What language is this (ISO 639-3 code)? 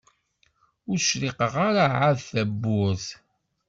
kab